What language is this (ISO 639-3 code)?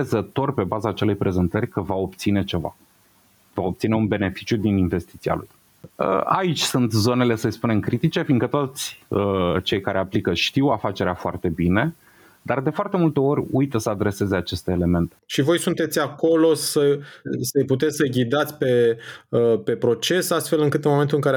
ron